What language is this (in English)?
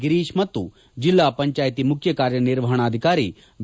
Kannada